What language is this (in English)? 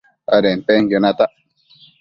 Matsés